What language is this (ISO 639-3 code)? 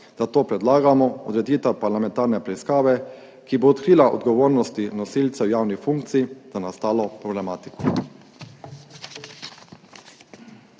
slv